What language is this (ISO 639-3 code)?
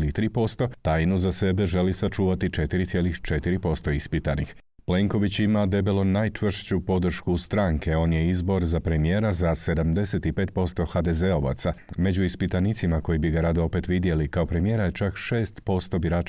hrv